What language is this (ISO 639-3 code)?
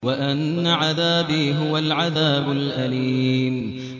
ara